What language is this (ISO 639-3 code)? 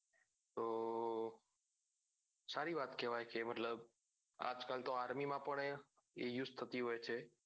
guj